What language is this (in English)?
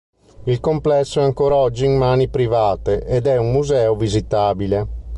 Italian